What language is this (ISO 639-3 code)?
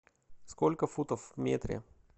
rus